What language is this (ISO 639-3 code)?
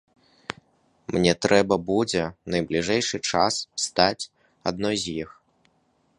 bel